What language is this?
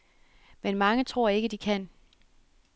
Danish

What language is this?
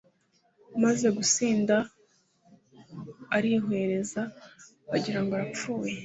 Kinyarwanda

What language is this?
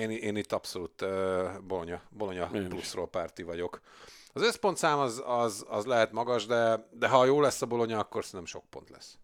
Hungarian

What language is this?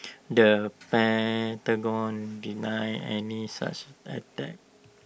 English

